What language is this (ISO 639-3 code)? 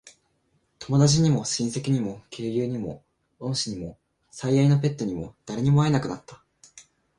jpn